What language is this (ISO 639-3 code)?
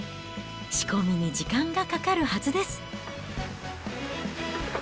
jpn